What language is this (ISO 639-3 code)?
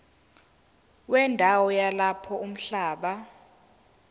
zul